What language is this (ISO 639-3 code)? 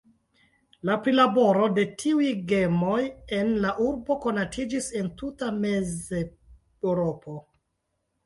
epo